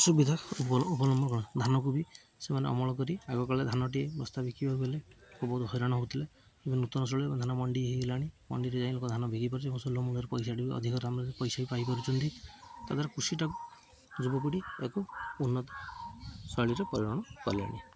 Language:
Odia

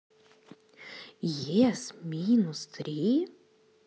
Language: Russian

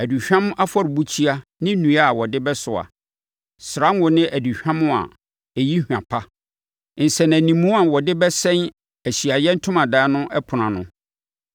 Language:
Akan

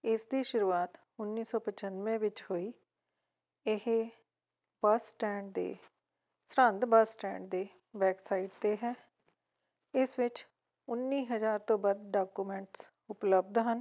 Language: Punjabi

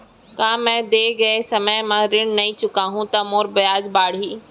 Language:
Chhattisgarhi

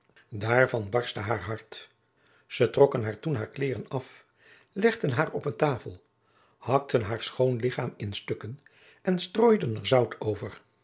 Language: Dutch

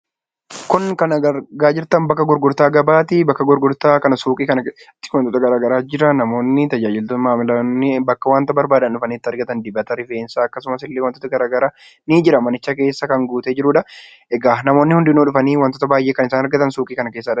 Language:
Oromo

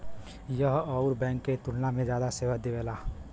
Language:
Bhojpuri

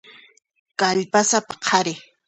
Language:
Puno Quechua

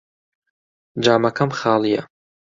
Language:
Central Kurdish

